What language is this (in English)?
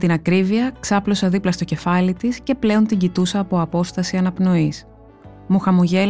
Greek